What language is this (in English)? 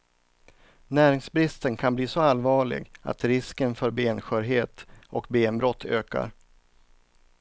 Swedish